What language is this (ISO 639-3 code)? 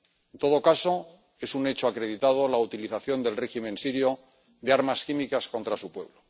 spa